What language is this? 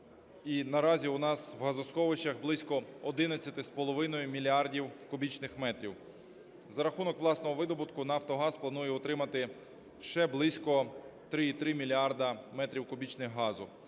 Ukrainian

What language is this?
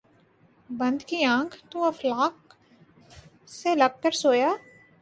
Urdu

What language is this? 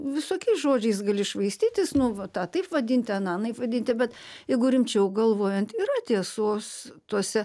Lithuanian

